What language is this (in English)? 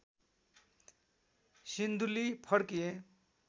Nepali